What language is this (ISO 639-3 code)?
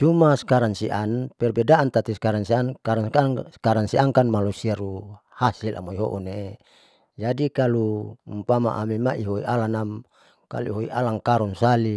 sau